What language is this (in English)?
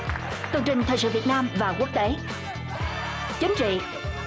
Vietnamese